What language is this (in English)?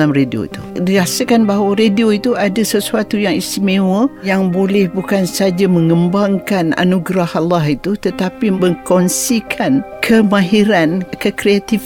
Malay